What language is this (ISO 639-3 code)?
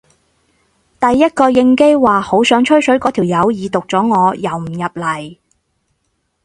yue